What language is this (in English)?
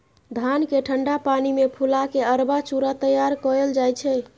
Maithili